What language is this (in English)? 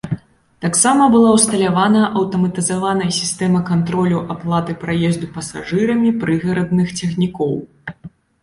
Belarusian